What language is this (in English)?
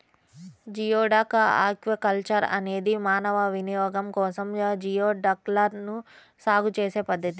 Telugu